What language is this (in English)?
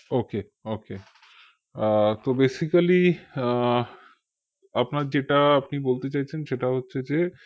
Bangla